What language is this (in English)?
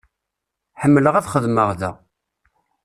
Kabyle